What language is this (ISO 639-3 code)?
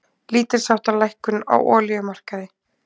isl